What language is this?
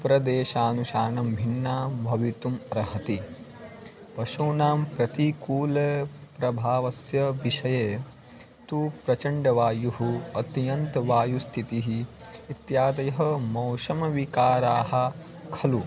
Sanskrit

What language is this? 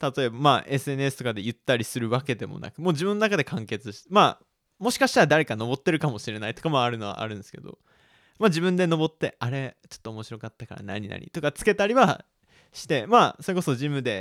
Japanese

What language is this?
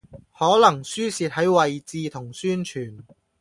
Cantonese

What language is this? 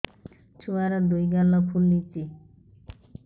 Odia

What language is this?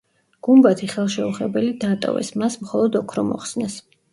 Georgian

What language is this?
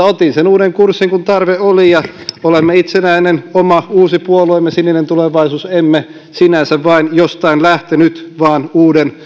Finnish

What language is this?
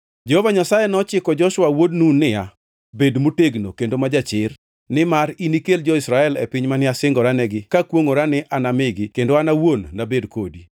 Luo (Kenya and Tanzania)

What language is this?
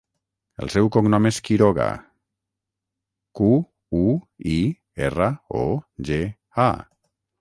Catalan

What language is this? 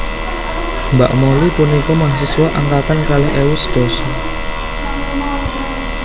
Javanese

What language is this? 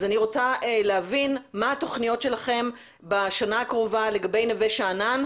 Hebrew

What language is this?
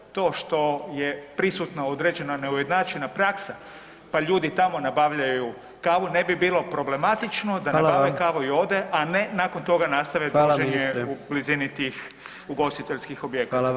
Croatian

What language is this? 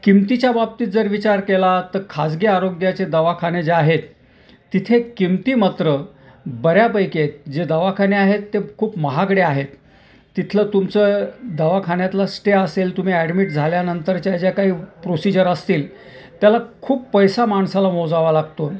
Marathi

